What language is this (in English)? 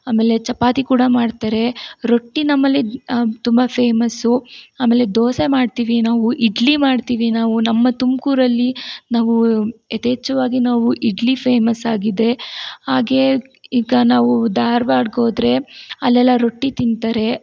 Kannada